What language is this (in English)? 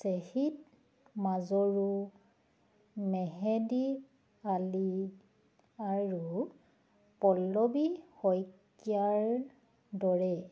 Assamese